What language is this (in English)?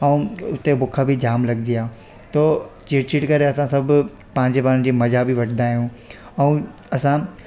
Sindhi